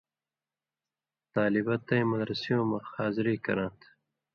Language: Indus Kohistani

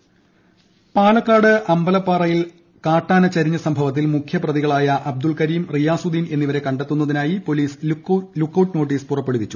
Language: Malayalam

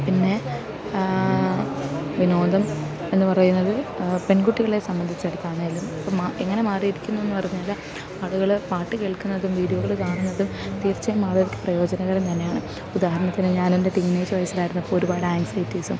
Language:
Malayalam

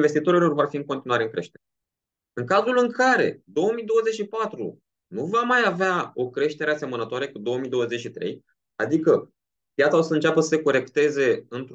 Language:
Romanian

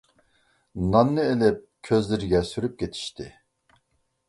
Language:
Uyghur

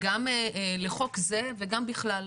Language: Hebrew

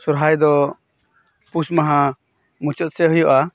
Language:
Santali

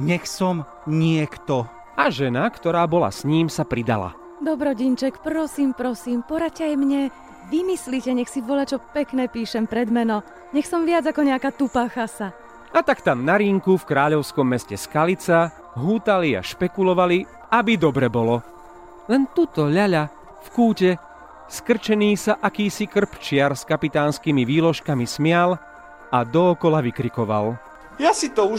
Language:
Slovak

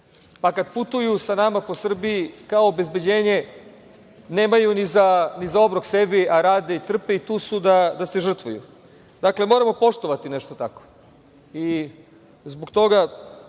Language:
Serbian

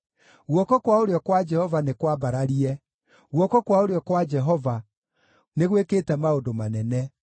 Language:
Kikuyu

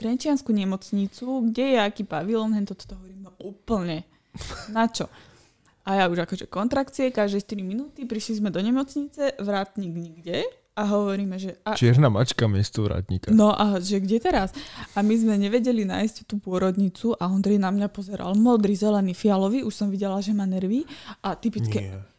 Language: Slovak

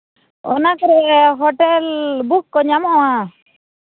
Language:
Santali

